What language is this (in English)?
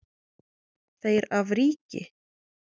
Icelandic